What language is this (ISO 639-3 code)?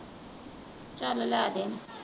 pan